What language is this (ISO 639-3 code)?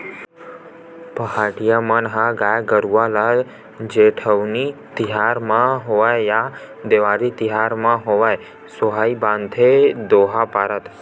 hne